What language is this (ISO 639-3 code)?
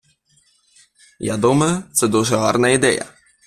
ukr